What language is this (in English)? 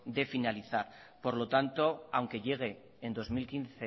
Spanish